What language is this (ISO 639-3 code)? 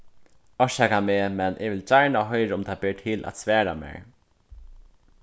fao